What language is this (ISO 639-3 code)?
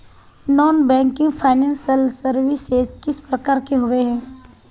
mag